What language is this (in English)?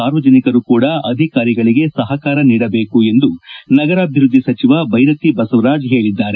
Kannada